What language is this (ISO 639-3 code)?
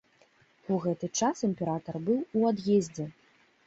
bel